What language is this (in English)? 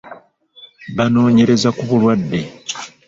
Ganda